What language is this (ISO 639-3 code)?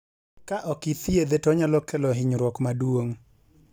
luo